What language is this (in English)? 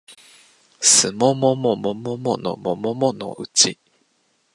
Japanese